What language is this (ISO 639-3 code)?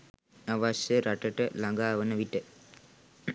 sin